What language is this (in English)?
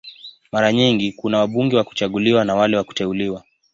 Swahili